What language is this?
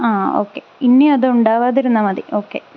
Malayalam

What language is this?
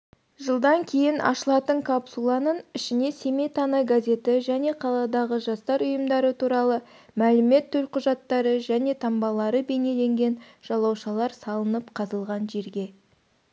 Kazakh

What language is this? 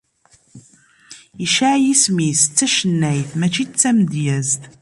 Kabyle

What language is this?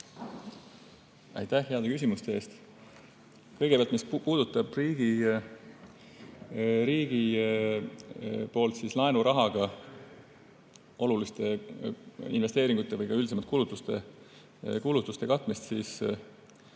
Estonian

